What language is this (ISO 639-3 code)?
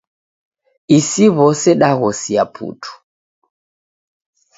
dav